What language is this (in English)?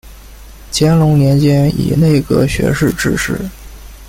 Chinese